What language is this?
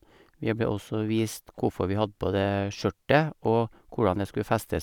Norwegian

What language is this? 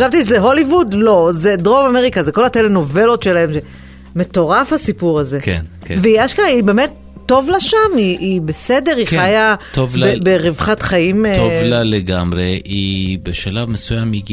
Hebrew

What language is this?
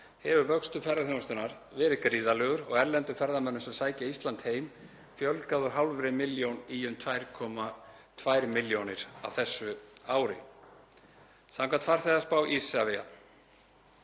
Icelandic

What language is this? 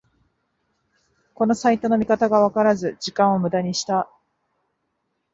Japanese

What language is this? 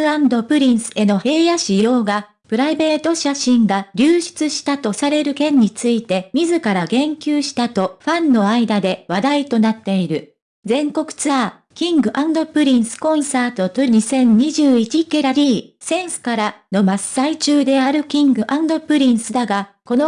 Japanese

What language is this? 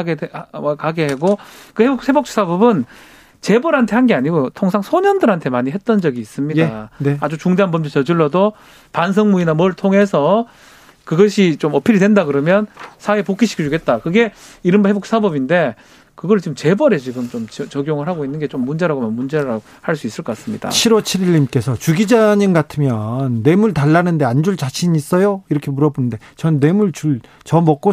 Korean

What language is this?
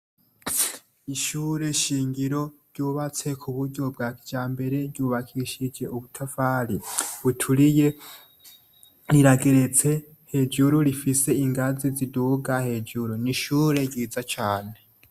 Rundi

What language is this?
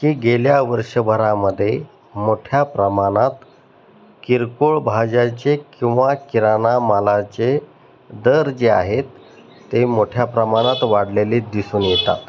Marathi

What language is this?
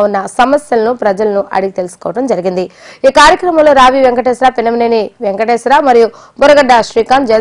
Telugu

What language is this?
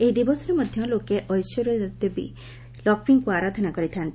Odia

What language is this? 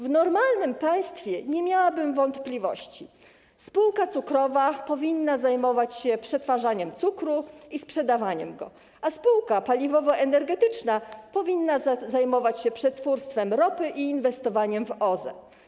Polish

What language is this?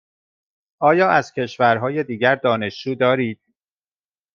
Persian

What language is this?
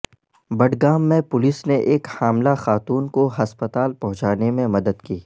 Urdu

